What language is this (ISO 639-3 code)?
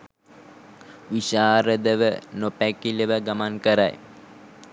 sin